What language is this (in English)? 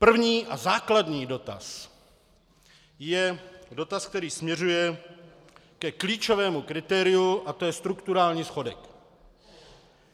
Czech